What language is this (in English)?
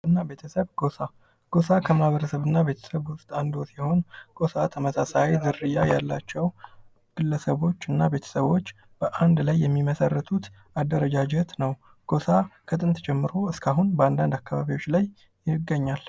Amharic